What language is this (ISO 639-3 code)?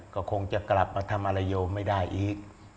tha